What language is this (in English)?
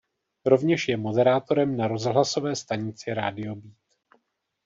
Czech